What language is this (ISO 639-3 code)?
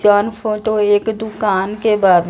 bho